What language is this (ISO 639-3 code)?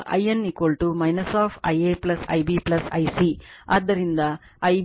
kan